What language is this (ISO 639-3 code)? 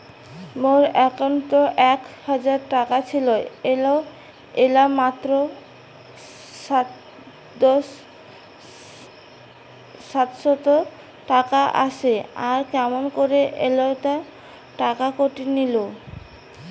ben